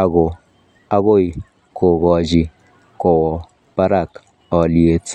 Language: Kalenjin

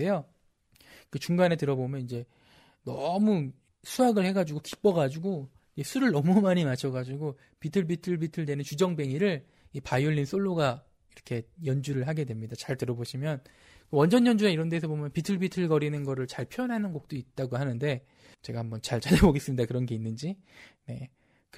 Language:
Korean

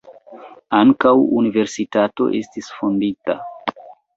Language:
Esperanto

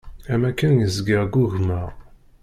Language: Kabyle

